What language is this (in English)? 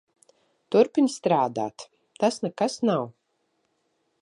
Latvian